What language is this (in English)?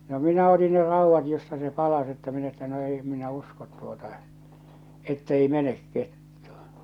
Finnish